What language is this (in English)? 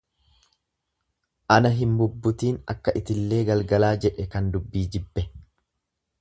Oromo